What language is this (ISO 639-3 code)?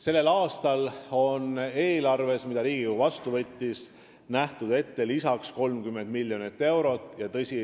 est